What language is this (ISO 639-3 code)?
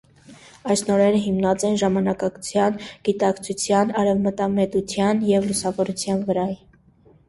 hye